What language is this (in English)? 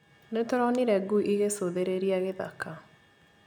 Kikuyu